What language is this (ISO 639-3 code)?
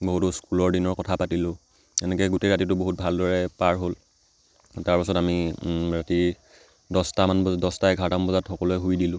asm